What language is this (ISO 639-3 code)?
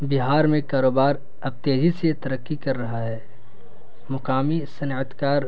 urd